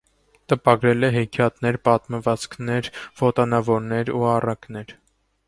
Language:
Armenian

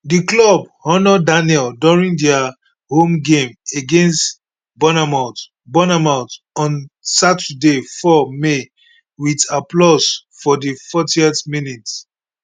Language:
Nigerian Pidgin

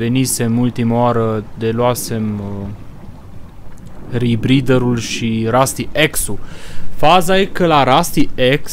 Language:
Romanian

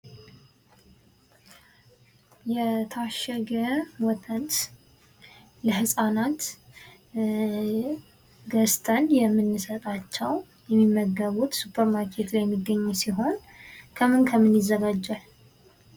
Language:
Amharic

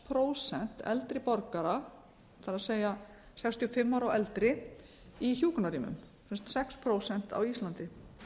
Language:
Icelandic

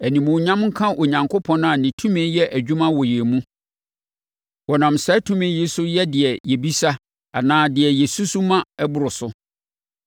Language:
Akan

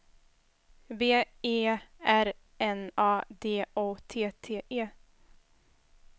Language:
Swedish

